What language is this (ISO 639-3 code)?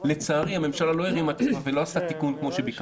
heb